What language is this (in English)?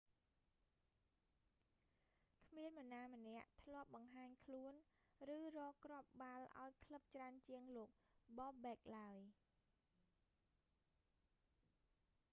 Khmer